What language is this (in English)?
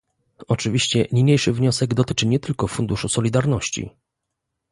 Polish